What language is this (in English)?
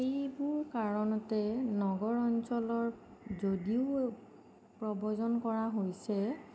Assamese